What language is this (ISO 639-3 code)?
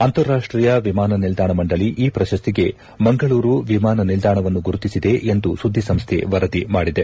kan